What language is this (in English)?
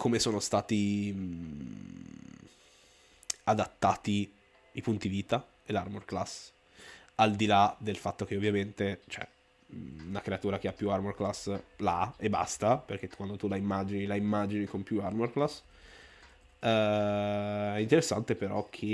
Italian